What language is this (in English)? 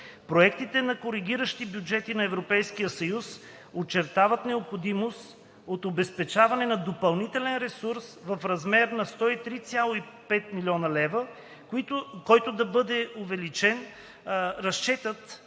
Bulgarian